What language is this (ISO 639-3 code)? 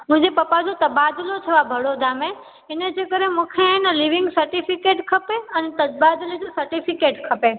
snd